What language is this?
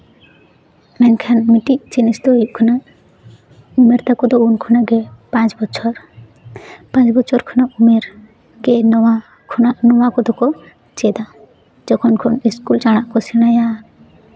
Santali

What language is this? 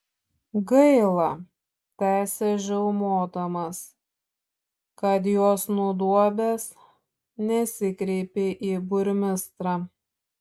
Lithuanian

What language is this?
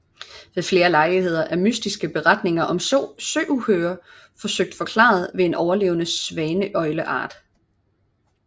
Danish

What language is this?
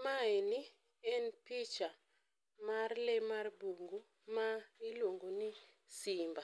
Luo (Kenya and Tanzania)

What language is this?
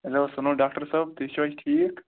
Kashmiri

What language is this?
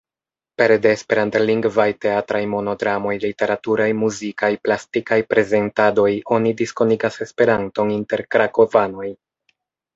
Esperanto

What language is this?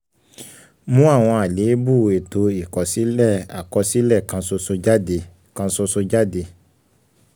Yoruba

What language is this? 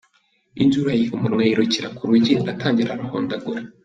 Kinyarwanda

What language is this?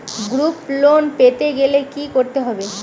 Bangla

